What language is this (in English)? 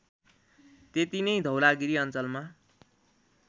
Nepali